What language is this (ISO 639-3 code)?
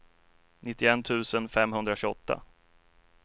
swe